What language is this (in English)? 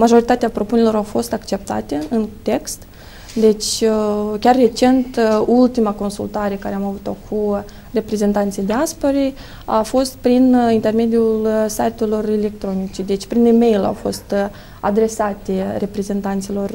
Romanian